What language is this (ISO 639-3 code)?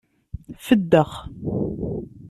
kab